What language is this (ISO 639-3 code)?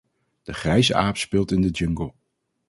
nld